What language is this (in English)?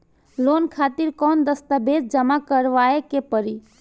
Bhojpuri